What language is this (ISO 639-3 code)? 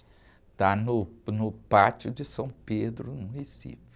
por